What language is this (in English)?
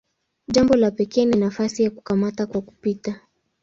Swahili